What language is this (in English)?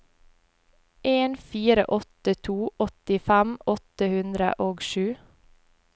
Norwegian